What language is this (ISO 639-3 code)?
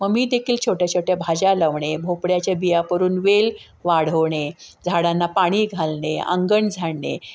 mar